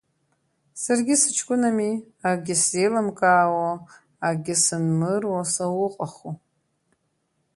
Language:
Abkhazian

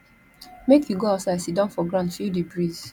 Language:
Nigerian Pidgin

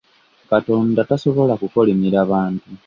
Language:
Ganda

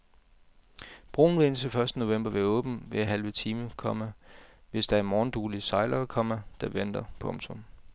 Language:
Danish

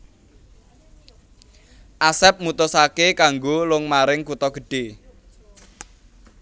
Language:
Javanese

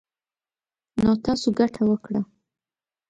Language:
Pashto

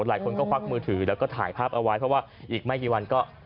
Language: Thai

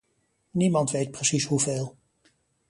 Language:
Dutch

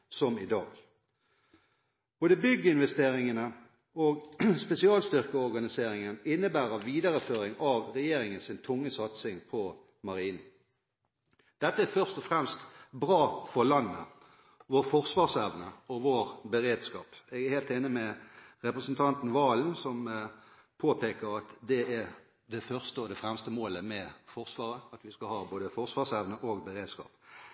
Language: Norwegian Bokmål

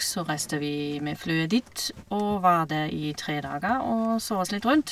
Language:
Norwegian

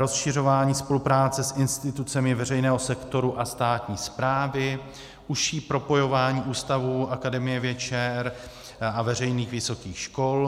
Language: Czech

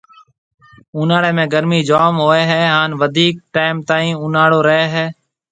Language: Marwari (Pakistan)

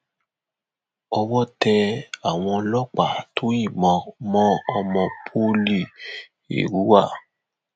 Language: Yoruba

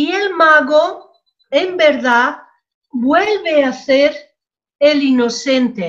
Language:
Spanish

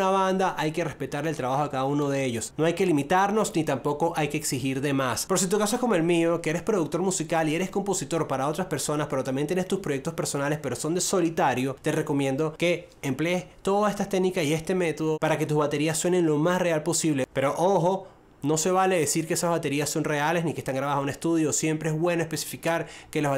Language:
Spanish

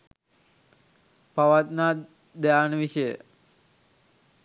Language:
Sinhala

